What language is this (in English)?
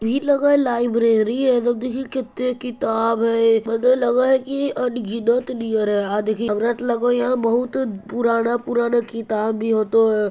Magahi